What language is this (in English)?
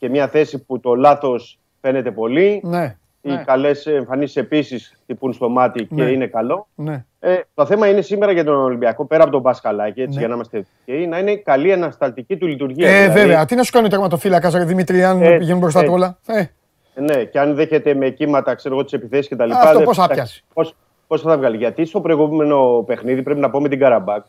Greek